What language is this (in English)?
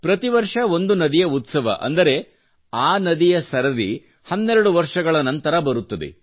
Kannada